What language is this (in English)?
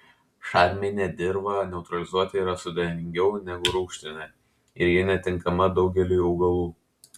Lithuanian